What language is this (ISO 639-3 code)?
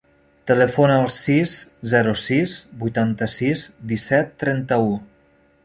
cat